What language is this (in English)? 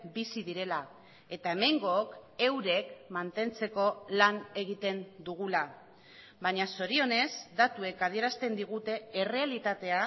Basque